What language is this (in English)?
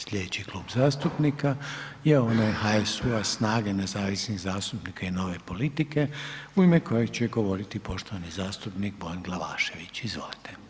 Croatian